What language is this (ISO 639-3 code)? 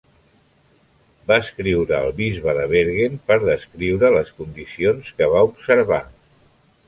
cat